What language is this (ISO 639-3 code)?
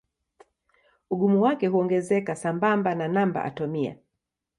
swa